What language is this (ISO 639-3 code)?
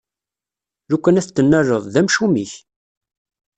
kab